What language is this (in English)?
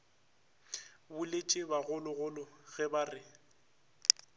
Northern Sotho